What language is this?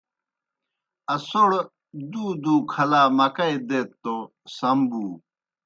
Kohistani Shina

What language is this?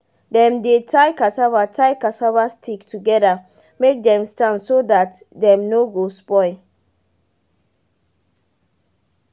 Nigerian Pidgin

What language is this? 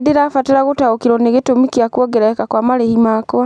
Kikuyu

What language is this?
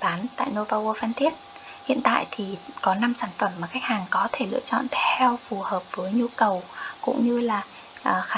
Vietnamese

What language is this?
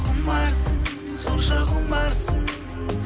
Kazakh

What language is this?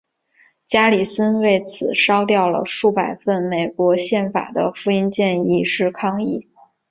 Chinese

